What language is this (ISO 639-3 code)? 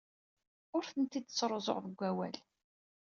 kab